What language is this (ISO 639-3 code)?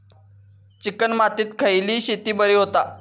mar